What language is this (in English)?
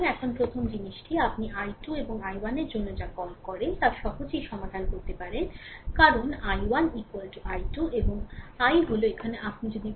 Bangla